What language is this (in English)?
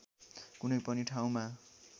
Nepali